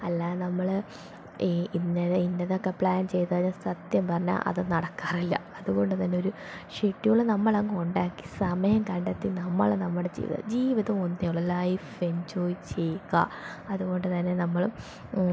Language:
Malayalam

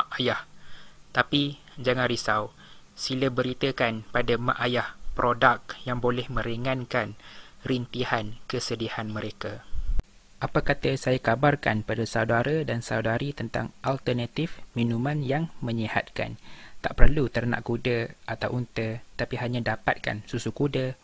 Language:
Malay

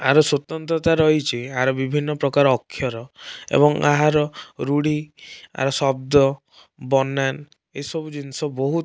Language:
Odia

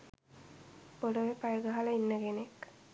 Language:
Sinhala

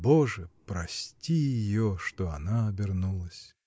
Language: Russian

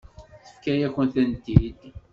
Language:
Kabyle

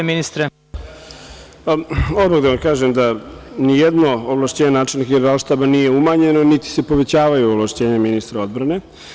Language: Serbian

